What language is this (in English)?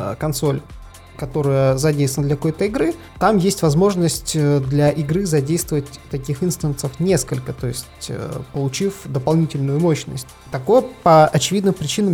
Russian